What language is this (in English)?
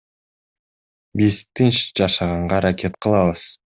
Kyrgyz